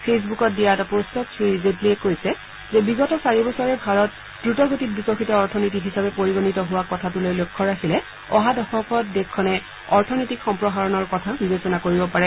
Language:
Assamese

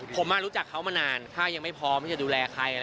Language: Thai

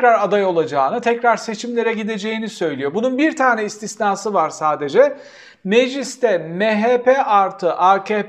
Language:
Turkish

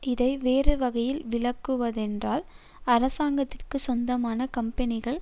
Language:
Tamil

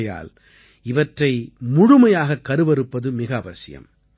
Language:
Tamil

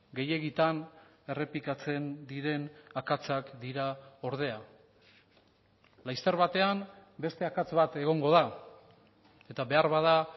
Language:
Basque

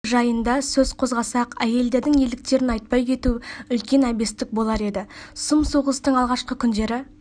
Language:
Kazakh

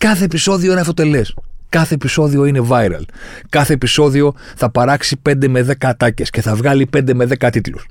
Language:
Greek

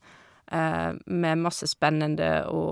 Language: Norwegian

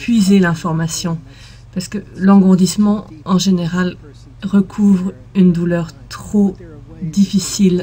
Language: French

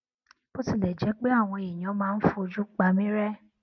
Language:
Yoruba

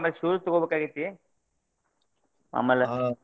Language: Kannada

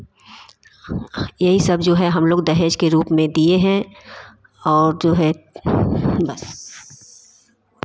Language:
Hindi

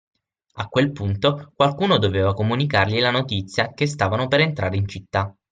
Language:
Italian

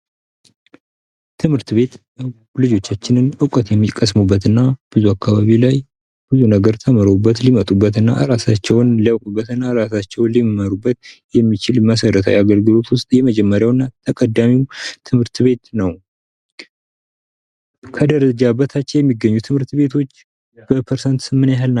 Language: Amharic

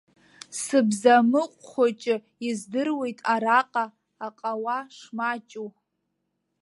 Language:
Abkhazian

